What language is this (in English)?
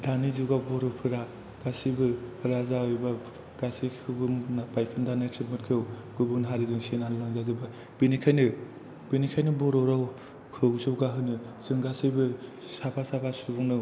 Bodo